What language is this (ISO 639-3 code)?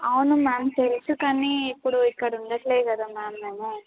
tel